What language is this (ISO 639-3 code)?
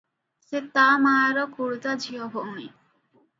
ori